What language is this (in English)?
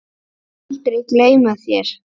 Icelandic